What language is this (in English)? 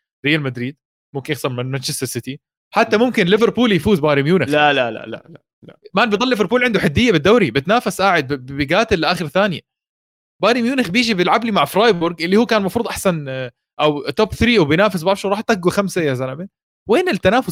Arabic